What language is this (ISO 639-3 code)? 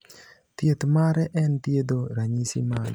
luo